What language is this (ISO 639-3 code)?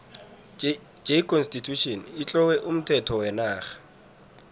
nbl